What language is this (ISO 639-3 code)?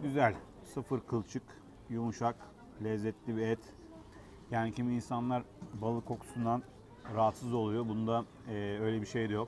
tur